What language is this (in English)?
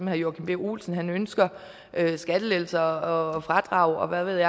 Danish